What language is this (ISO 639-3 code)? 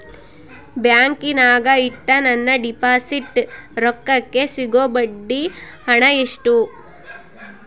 kan